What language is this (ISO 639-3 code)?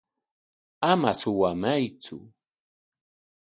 qwa